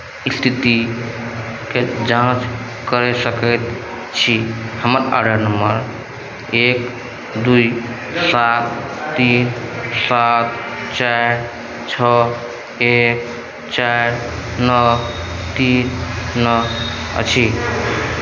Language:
Maithili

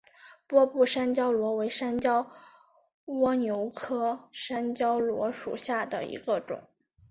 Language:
Chinese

